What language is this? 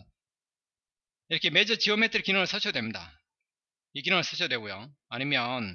Korean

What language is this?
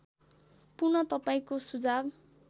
Nepali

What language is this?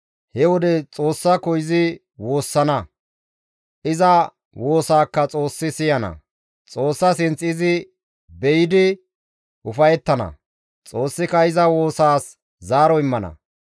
Gamo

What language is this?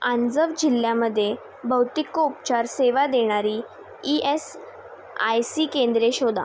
Marathi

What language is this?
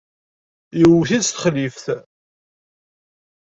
Kabyle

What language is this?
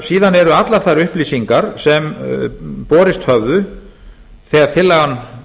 Icelandic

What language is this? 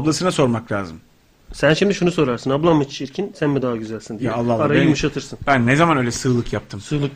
Turkish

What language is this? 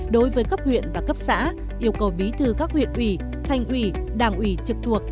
Vietnamese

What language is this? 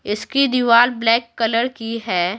Hindi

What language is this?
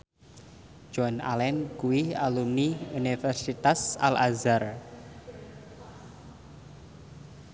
Javanese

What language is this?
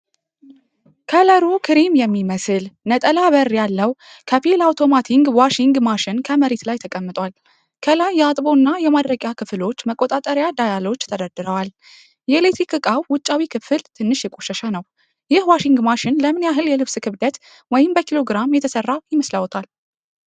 Amharic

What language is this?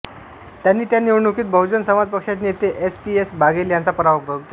Marathi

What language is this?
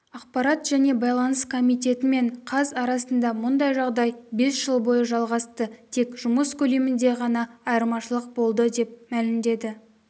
Kazakh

